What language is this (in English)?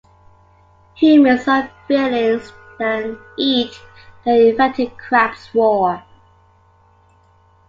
English